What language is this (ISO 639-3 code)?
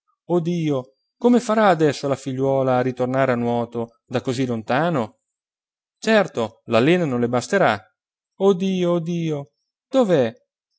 ita